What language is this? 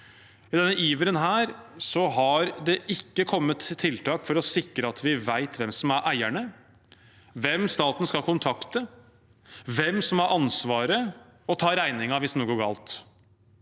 Norwegian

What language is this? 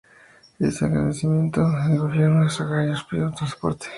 Spanish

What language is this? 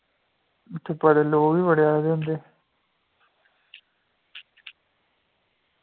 Dogri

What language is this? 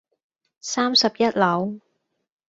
Cantonese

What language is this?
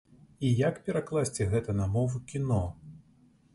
Belarusian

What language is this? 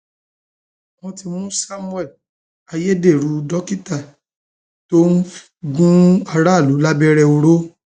Yoruba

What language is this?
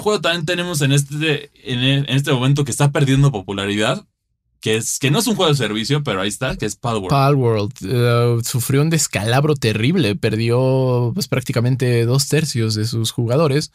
Spanish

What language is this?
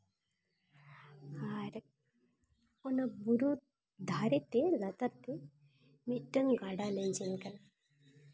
Santali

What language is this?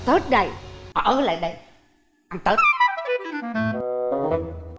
Vietnamese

